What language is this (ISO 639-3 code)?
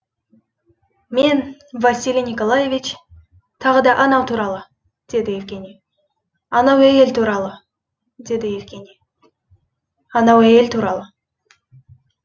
kaz